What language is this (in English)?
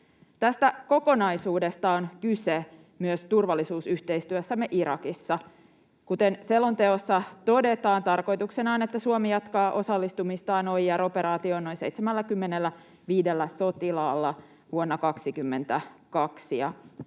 Finnish